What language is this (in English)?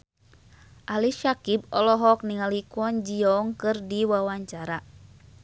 Sundanese